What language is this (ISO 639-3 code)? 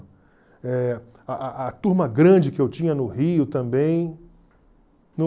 por